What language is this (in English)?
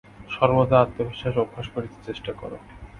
Bangla